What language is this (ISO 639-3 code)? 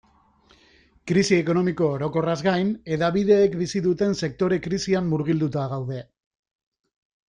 eus